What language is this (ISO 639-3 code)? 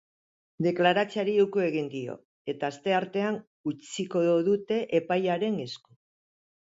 eus